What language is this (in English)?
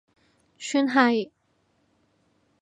Cantonese